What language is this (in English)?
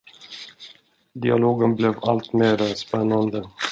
Swedish